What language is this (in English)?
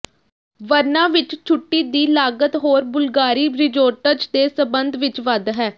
Punjabi